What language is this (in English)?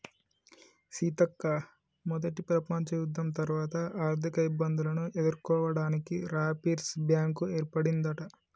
Telugu